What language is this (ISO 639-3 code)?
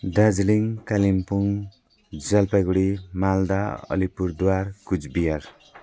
nep